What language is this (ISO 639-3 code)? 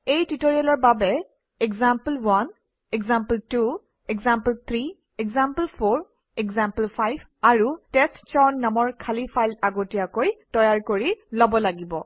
asm